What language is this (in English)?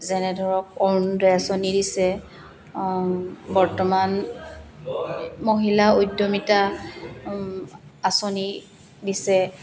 Assamese